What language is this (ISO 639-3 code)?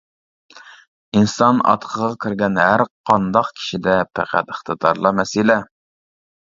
uig